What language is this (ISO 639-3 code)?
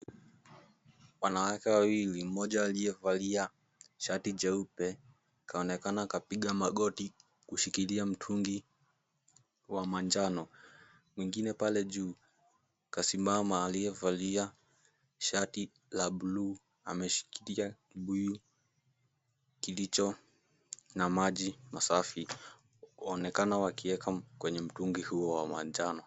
swa